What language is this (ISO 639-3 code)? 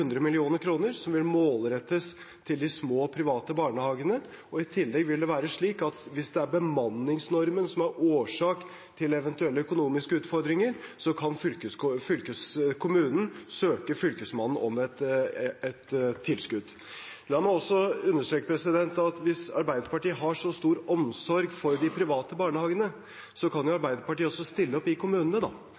nob